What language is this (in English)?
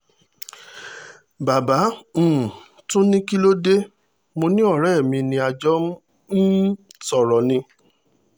Yoruba